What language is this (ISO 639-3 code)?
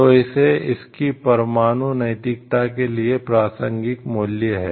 hin